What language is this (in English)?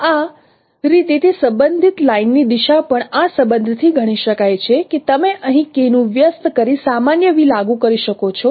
Gujarati